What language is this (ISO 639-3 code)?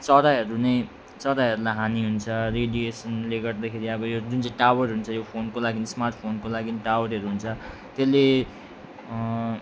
nep